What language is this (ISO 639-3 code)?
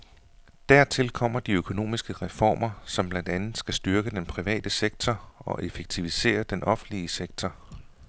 dan